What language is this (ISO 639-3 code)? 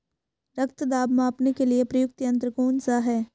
hin